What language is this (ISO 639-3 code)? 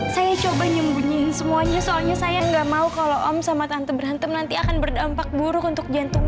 ind